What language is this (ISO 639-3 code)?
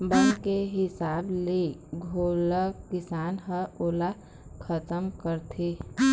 hne